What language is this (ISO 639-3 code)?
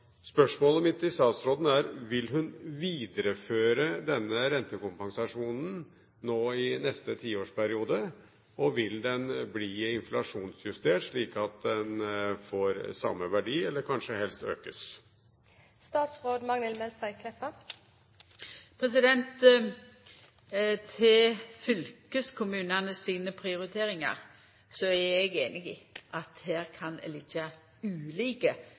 nor